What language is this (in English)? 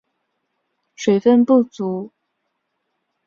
Chinese